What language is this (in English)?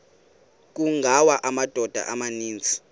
Xhosa